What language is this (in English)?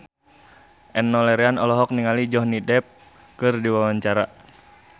Sundanese